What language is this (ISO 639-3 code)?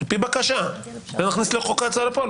heb